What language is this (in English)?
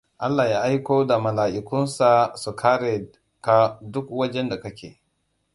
Hausa